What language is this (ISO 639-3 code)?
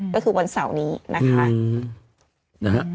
tha